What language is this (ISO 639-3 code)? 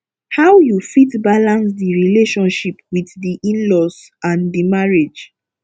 pcm